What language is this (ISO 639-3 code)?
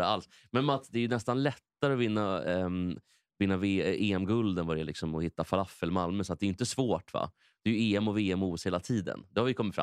swe